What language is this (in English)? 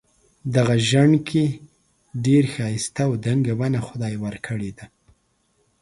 Pashto